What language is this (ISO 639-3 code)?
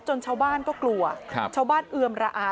tha